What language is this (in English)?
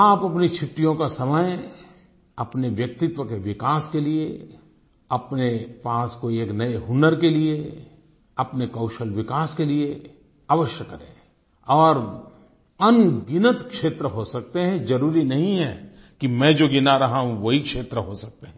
Hindi